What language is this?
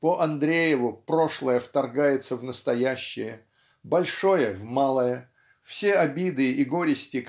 Russian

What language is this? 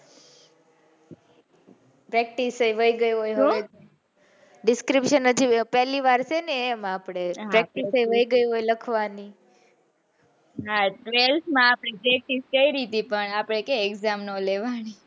Gujarati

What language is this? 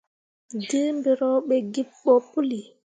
Mundang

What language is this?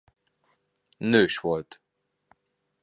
Hungarian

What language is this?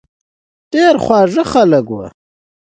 Pashto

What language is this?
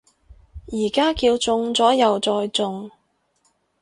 Cantonese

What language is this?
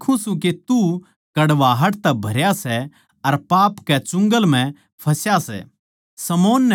Haryanvi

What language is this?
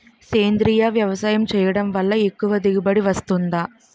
Telugu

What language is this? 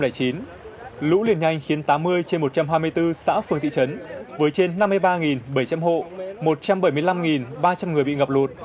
Vietnamese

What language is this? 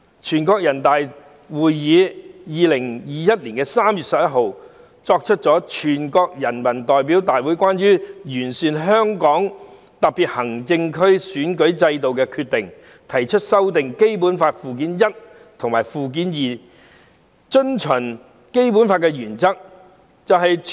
Cantonese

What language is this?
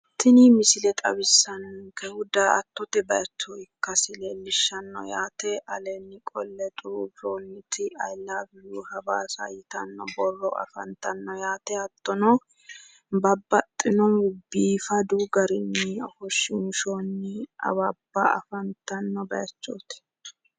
Sidamo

